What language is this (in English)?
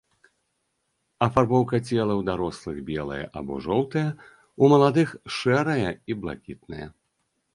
Belarusian